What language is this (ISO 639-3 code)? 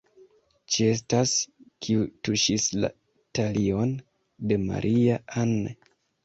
epo